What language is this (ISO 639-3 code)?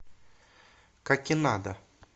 rus